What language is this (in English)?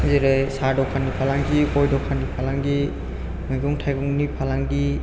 Bodo